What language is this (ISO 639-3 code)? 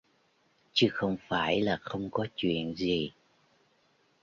vie